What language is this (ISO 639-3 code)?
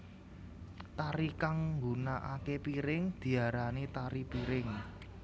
jav